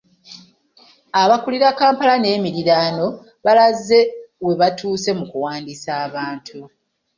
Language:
Ganda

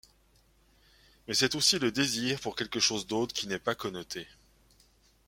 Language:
French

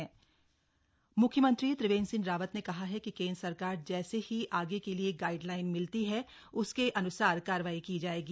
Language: Hindi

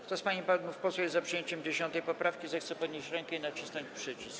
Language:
Polish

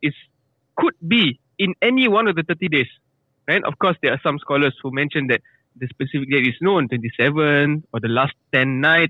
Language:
Malay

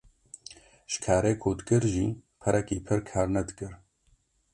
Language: Kurdish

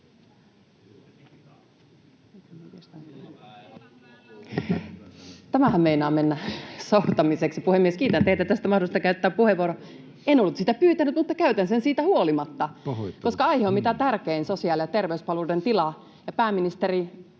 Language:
Finnish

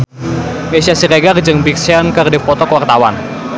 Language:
Sundanese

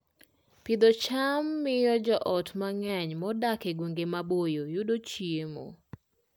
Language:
Luo (Kenya and Tanzania)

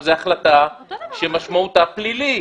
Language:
Hebrew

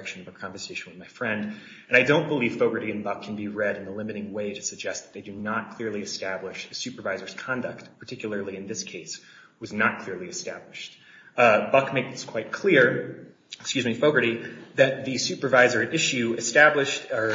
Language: English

